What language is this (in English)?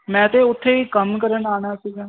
Punjabi